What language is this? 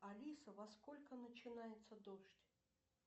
Russian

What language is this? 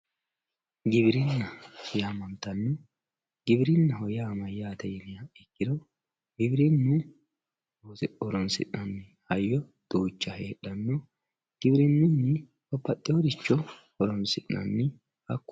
Sidamo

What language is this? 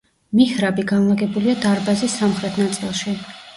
Georgian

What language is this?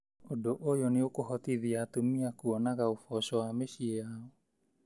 Kikuyu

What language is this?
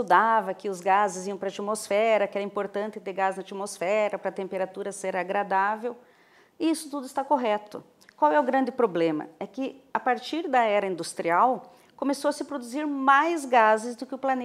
Portuguese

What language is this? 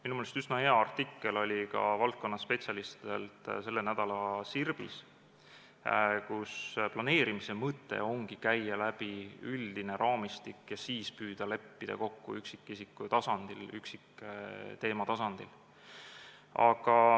Estonian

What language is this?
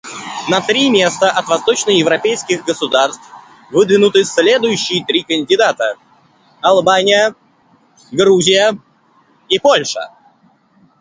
Russian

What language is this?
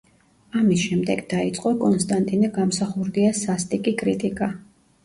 Georgian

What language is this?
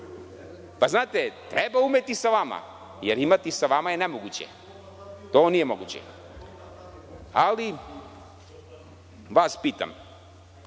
Serbian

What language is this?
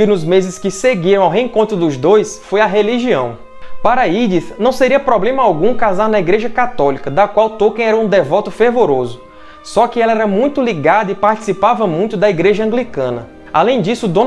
Portuguese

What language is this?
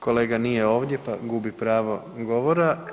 Croatian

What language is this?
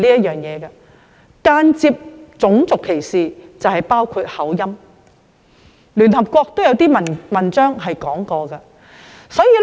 Cantonese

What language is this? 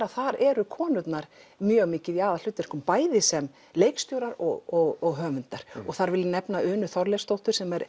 Icelandic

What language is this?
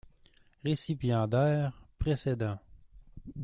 French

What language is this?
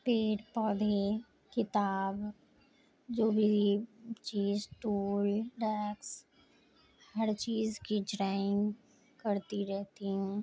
Urdu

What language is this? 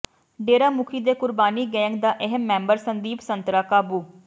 Punjabi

